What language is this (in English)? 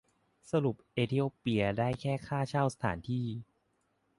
Thai